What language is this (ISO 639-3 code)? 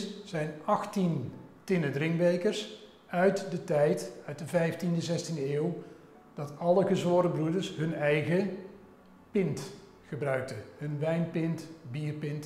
nld